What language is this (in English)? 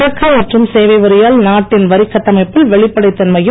Tamil